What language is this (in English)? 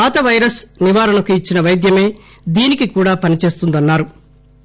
Telugu